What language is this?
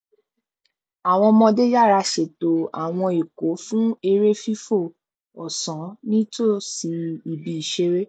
Yoruba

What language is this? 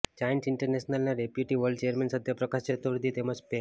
Gujarati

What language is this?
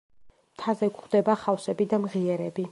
Georgian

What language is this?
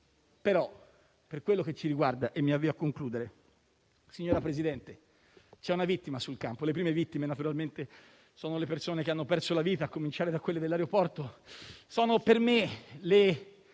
Italian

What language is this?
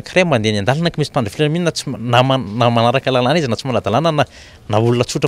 Romanian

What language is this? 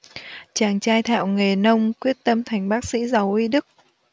Vietnamese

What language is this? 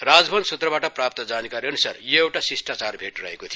Nepali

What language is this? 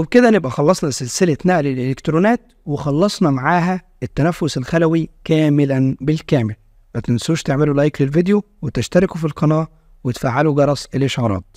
Arabic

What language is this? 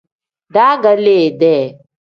Tem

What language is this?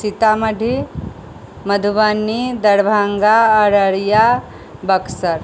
Maithili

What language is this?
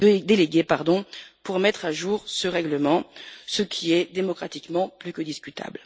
French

